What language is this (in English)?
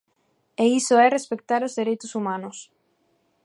Galician